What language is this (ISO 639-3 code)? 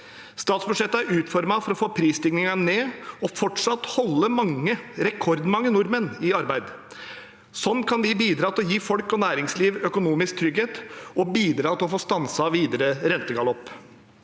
nor